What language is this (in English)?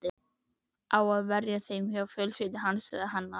Icelandic